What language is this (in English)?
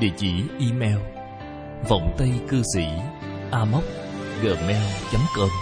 Vietnamese